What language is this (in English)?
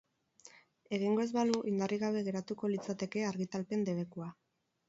Basque